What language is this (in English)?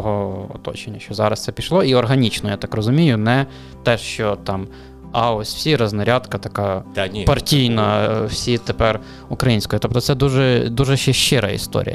Ukrainian